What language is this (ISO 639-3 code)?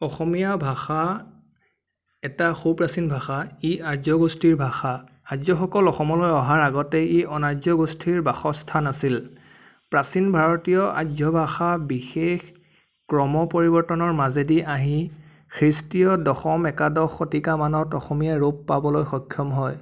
asm